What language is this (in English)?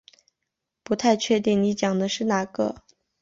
Chinese